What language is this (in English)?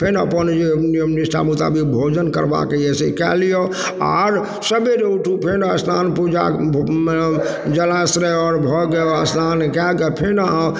Maithili